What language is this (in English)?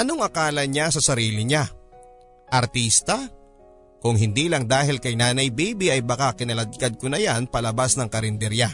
Filipino